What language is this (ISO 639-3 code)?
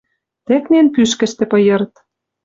mrj